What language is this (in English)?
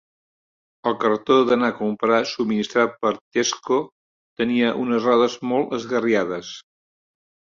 Catalan